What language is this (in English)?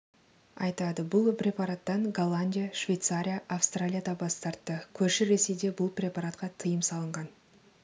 Kazakh